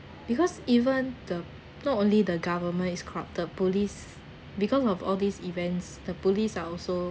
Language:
English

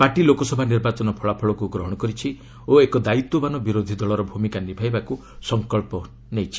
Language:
Odia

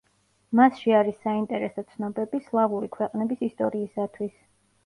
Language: Georgian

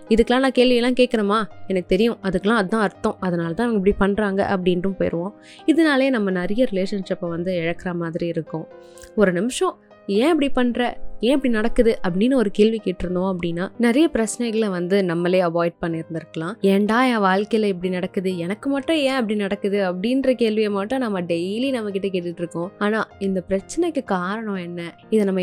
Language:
Tamil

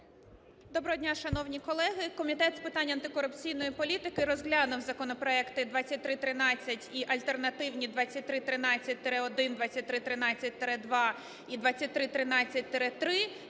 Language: Ukrainian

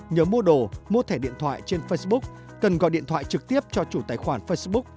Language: Vietnamese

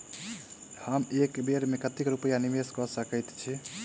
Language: Maithili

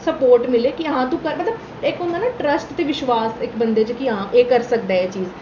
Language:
Dogri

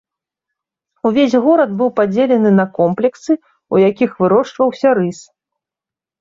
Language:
Belarusian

